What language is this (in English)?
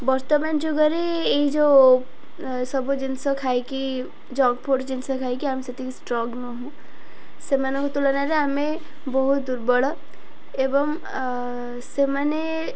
Odia